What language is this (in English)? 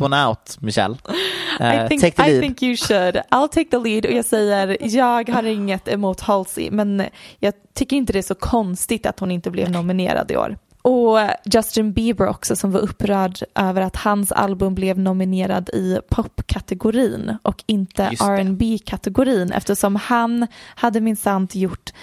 Swedish